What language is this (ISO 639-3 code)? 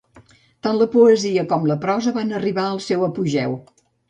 cat